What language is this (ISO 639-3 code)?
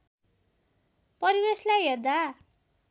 nep